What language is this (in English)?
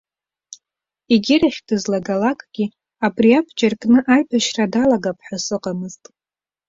Abkhazian